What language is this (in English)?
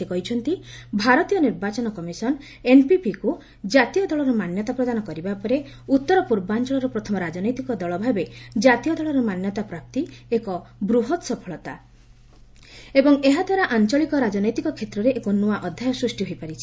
Odia